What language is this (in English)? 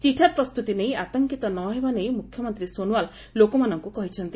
Odia